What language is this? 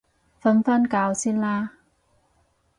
Cantonese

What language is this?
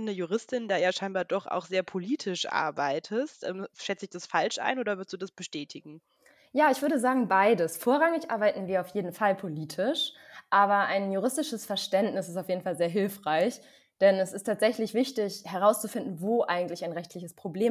German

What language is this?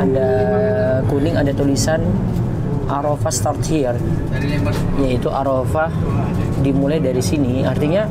Indonesian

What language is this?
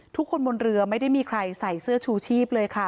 Thai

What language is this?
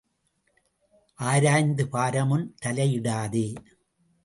Tamil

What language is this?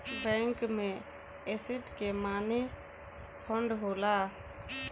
Bhojpuri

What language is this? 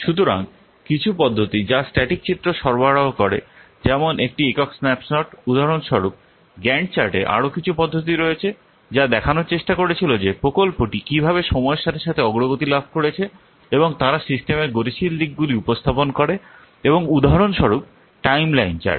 Bangla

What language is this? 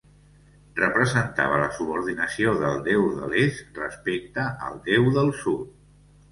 Catalan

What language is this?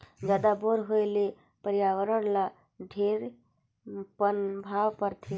Chhattisgarhi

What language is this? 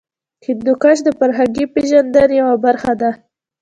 Pashto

